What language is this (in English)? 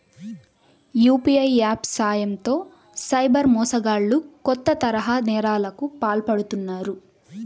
Telugu